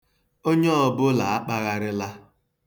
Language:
Igbo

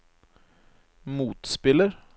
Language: Norwegian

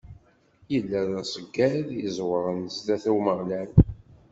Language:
Kabyle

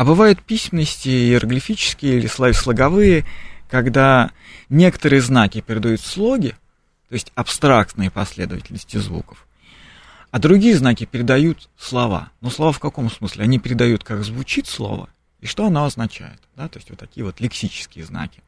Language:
Russian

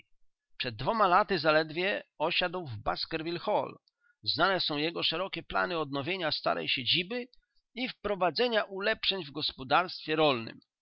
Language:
Polish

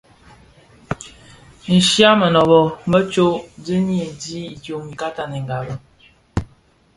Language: Bafia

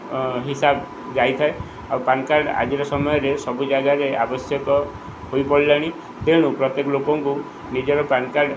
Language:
Odia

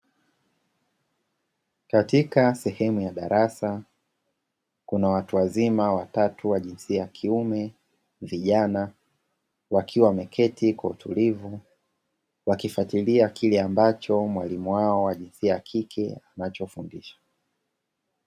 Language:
Swahili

